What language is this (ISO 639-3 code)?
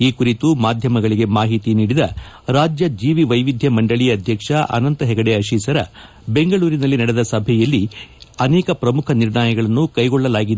kan